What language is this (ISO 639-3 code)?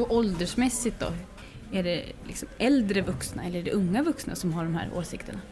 swe